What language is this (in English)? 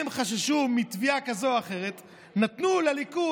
Hebrew